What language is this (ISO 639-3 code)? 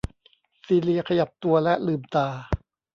tha